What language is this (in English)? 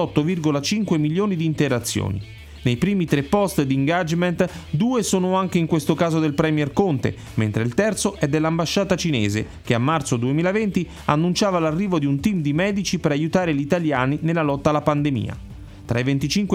Italian